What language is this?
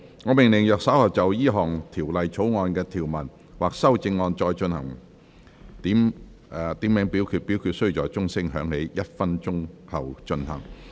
Cantonese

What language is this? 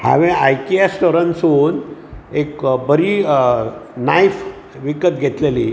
Konkani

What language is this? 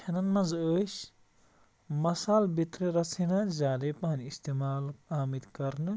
Kashmiri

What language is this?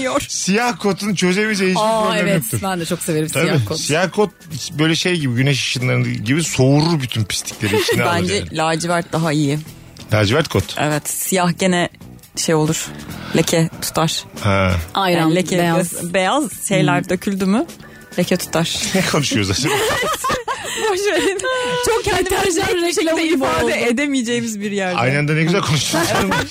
Turkish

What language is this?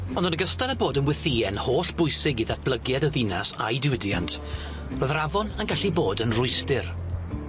Welsh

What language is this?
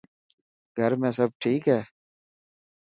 Dhatki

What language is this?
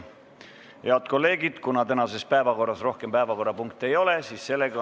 Estonian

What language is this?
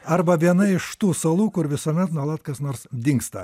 Lithuanian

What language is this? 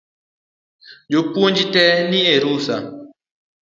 Luo (Kenya and Tanzania)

